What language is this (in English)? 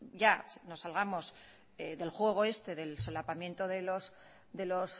Spanish